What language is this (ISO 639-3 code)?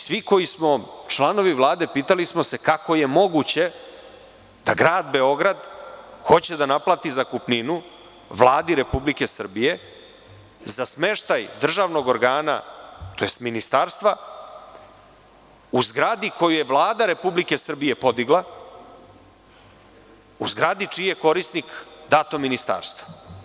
srp